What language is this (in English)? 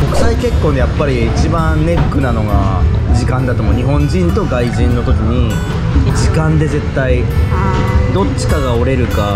Japanese